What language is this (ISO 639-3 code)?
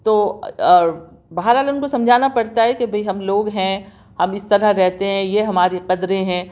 urd